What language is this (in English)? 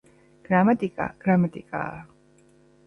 Georgian